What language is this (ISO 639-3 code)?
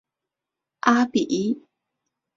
zho